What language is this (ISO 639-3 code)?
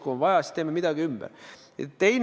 est